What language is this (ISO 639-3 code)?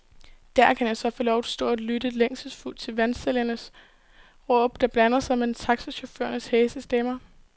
dan